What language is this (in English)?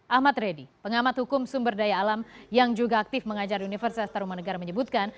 Indonesian